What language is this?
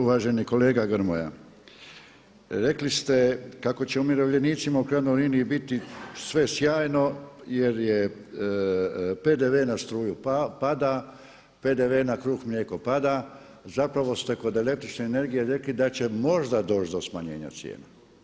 Croatian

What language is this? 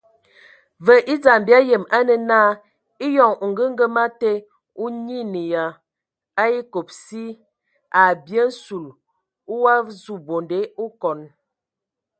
Ewondo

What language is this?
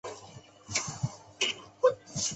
Chinese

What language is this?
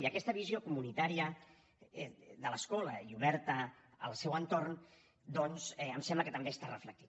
Catalan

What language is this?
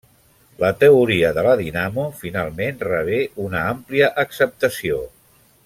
Catalan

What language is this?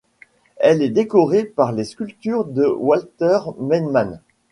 French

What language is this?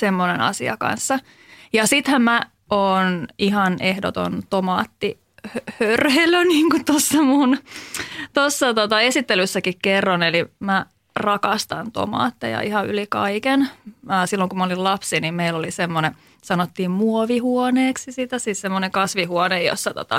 Finnish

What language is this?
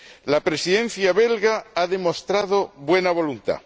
Spanish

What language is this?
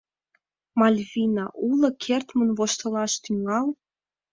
Mari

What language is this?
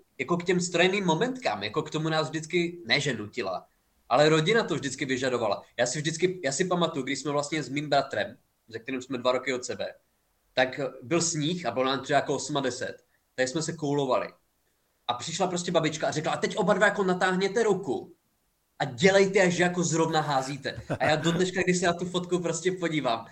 Czech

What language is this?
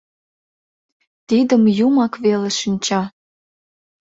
Mari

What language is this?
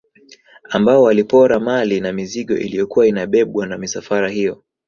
Swahili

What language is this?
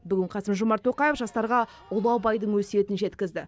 Kazakh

